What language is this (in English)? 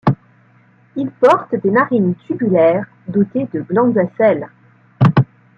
French